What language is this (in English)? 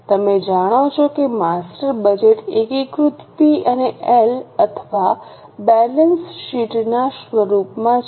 Gujarati